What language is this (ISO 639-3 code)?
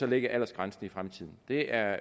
dan